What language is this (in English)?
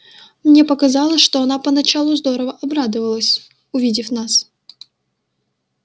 Russian